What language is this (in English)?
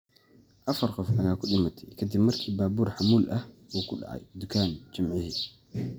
Somali